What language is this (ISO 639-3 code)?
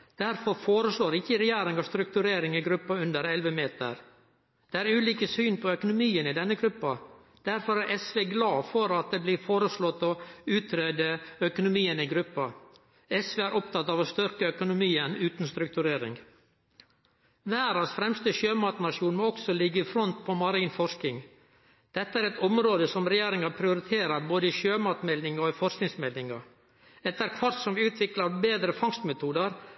nno